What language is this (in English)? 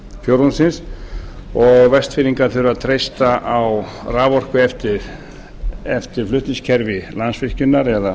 Icelandic